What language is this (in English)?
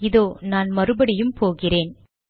Tamil